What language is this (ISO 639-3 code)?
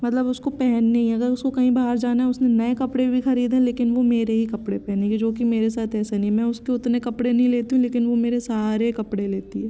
hin